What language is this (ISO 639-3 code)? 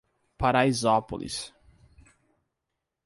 por